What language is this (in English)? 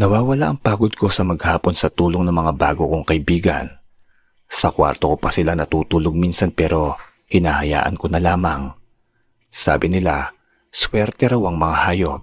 Filipino